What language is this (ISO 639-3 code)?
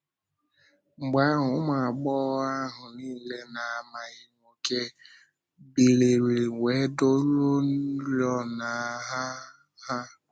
ibo